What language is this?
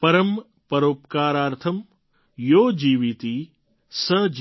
Gujarati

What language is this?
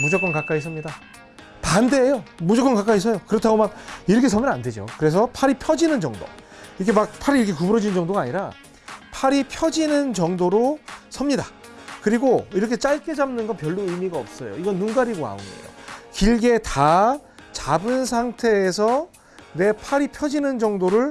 Korean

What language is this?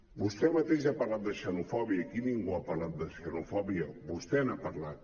Catalan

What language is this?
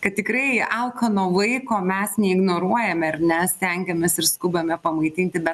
Lithuanian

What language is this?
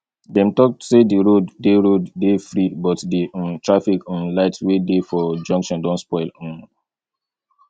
Nigerian Pidgin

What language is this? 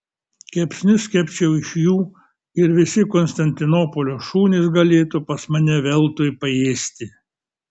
Lithuanian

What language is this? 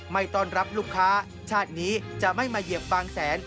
Thai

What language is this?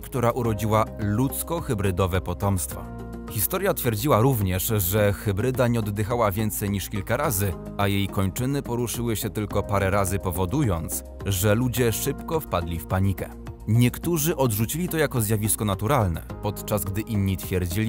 Polish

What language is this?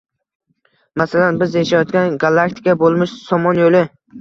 Uzbek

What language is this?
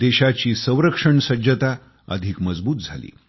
Marathi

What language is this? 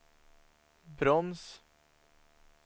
Swedish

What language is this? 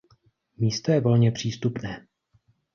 Czech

